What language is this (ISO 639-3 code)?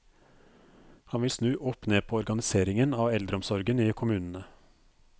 nor